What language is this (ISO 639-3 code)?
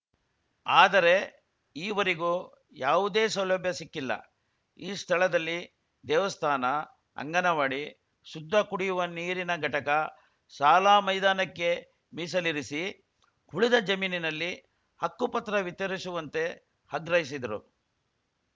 kan